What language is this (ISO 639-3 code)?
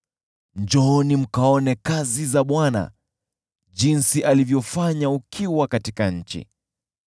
swa